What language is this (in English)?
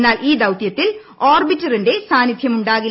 Malayalam